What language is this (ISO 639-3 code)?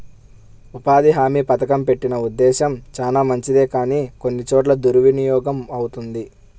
tel